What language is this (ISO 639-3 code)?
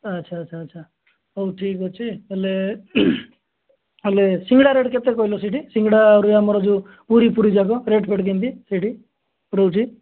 ori